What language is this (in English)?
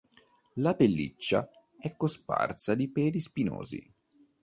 Italian